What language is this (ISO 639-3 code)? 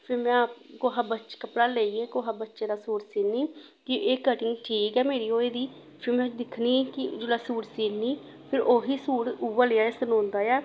doi